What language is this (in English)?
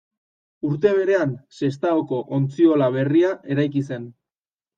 Basque